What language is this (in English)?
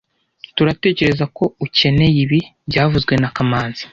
Kinyarwanda